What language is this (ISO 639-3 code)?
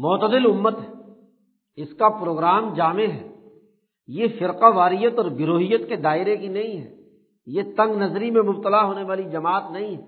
urd